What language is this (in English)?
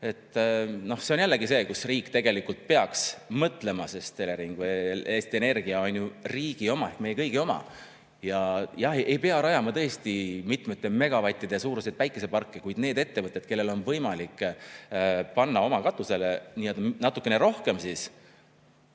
Estonian